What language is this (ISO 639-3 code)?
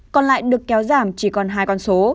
vie